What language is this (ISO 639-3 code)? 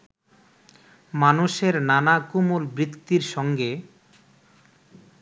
ben